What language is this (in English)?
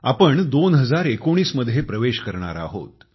Marathi